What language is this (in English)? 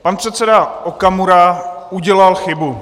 Czech